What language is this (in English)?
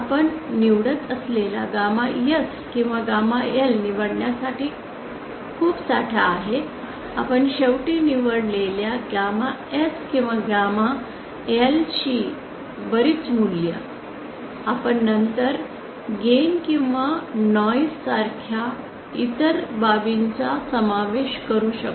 Marathi